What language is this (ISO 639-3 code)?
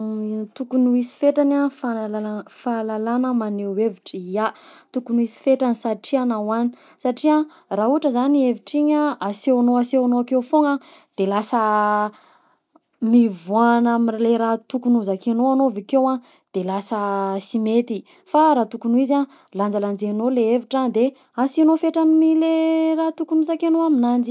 bzc